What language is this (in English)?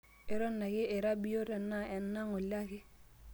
Masai